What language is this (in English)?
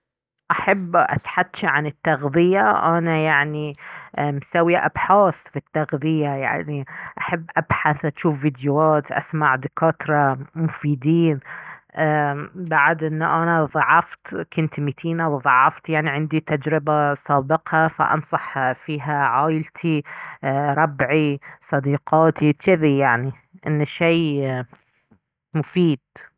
Baharna Arabic